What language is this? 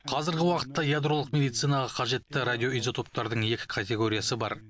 Kazakh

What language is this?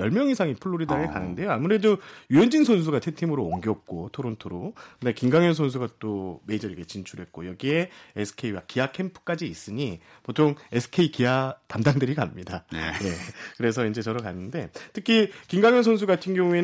Korean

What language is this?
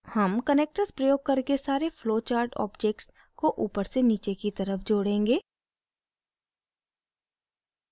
Hindi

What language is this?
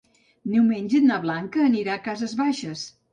Catalan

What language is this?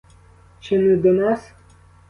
Ukrainian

